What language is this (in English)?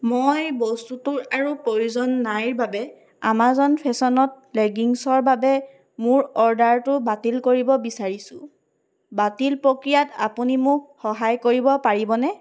Assamese